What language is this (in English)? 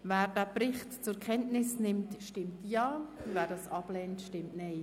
Swiss German